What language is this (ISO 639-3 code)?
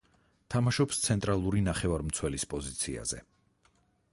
kat